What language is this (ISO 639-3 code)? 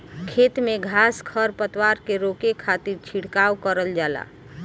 bho